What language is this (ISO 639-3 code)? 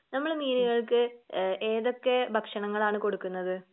mal